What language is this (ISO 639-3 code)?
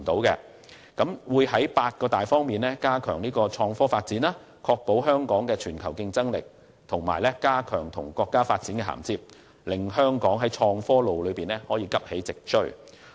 yue